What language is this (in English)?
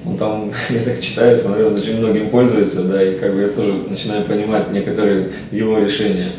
Russian